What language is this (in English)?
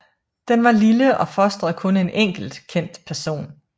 Danish